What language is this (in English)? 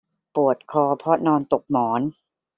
Thai